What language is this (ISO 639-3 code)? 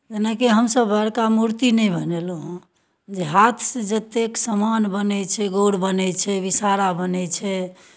mai